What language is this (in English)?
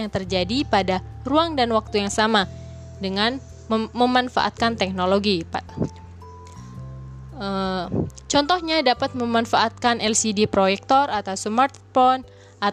Indonesian